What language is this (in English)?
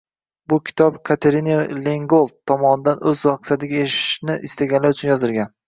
Uzbek